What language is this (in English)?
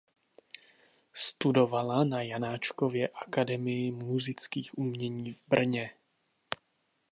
Czech